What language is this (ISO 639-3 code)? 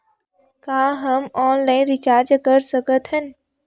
hne